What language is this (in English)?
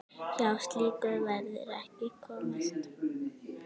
Icelandic